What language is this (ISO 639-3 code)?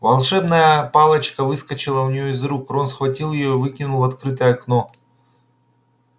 rus